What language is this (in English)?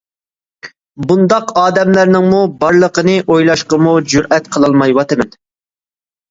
Uyghur